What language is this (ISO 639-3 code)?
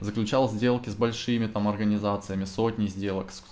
rus